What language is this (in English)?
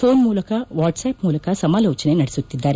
Kannada